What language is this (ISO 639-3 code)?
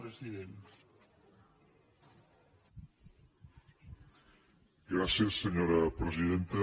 cat